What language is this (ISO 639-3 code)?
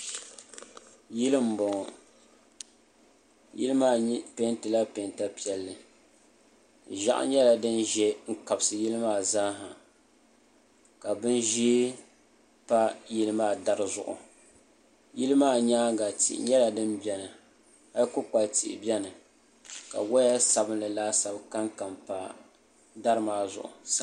dag